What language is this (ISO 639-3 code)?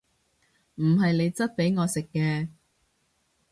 yue